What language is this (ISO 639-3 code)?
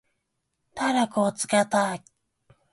jpn